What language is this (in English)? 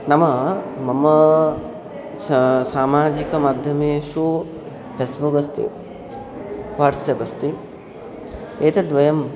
Sanskrit